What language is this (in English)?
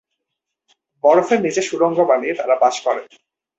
Bangla